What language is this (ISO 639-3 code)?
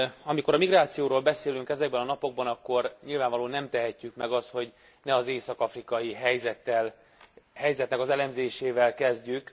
hun